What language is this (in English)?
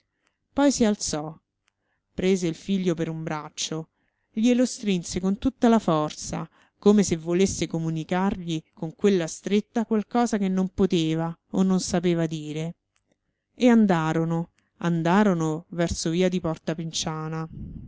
Italian